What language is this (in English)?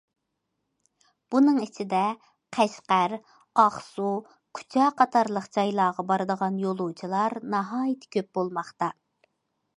Uyghur